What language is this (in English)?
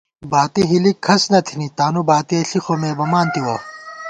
Gawar-Bati